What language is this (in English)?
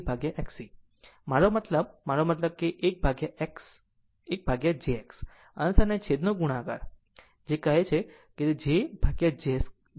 Gujarati